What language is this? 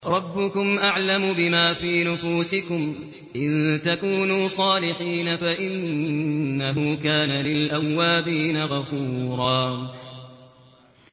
Arabic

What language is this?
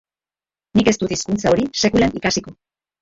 Basque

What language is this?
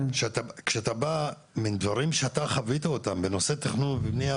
Hebrew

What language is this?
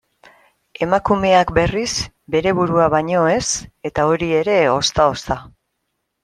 Basque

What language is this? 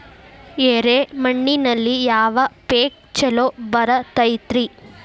Kannada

